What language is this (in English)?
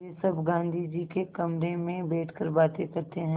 Hindi